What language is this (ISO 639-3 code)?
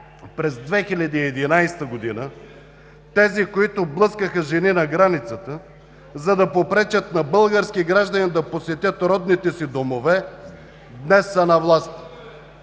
bul